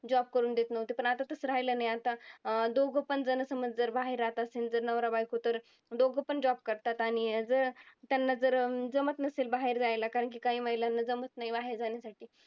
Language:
Marathi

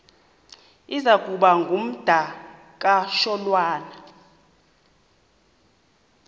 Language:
Xhosa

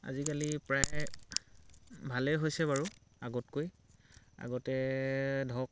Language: Assamese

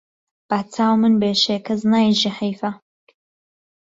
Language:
Central Kurdish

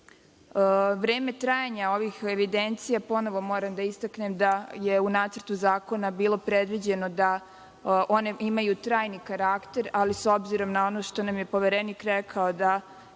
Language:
Serbian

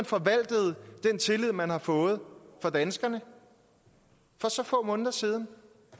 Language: Danish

